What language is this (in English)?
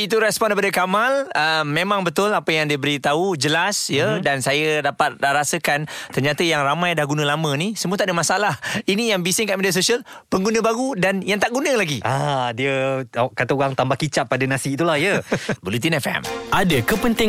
Malay